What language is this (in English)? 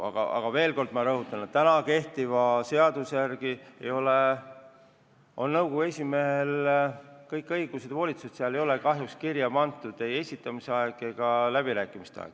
Estonian